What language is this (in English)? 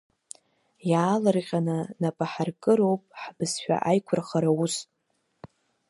Abkhazian